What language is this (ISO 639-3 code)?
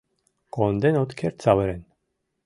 chm